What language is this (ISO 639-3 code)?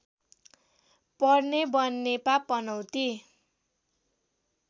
nep